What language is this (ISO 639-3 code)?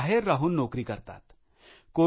mar